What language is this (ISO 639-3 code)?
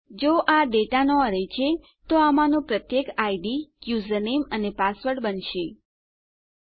guj